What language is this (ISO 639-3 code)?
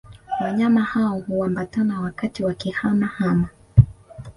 swa